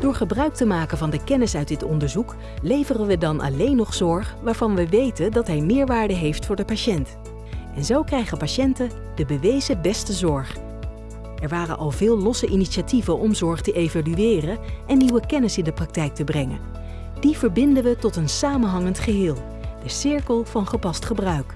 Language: Dutch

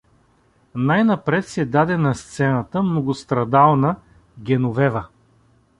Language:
Bulgarian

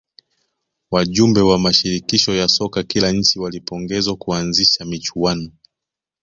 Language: Swahili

